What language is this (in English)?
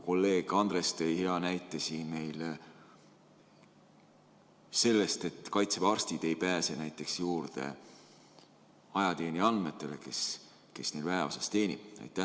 Estonian